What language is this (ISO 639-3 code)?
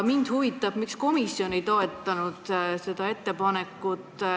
est